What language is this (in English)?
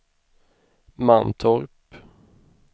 Swedish